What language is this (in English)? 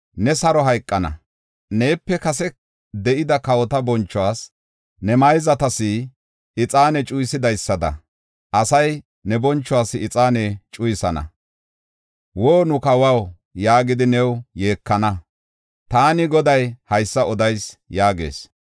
Gofa